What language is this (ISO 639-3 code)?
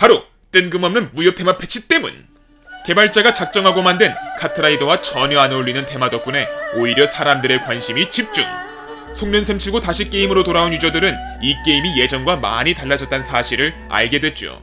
kor